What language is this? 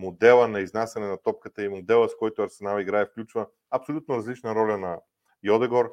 Bulgarian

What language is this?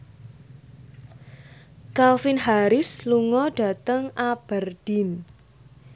Javanese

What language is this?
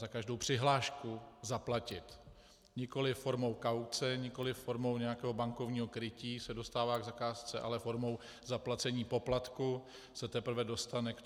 Czech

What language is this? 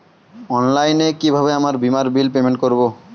Bangla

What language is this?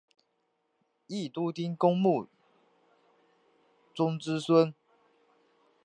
Chinese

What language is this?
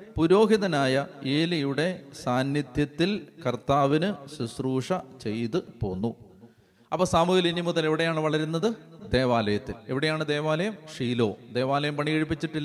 Malayalam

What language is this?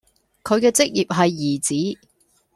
Cantonese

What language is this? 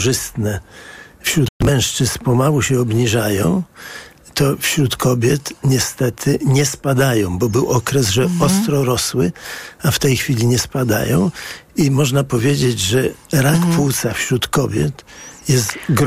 Polish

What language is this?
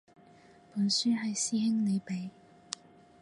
Cantonese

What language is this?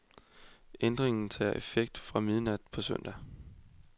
Danish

